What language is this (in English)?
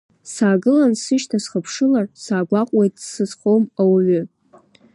Abkhazian